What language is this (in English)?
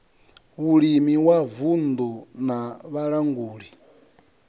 Venda